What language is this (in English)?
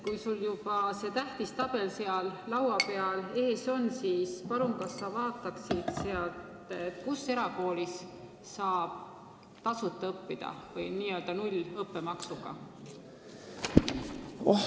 Estonian